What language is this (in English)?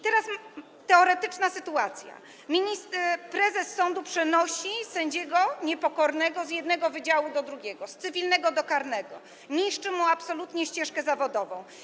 Polish